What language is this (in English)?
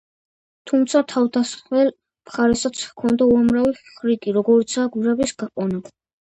Georgian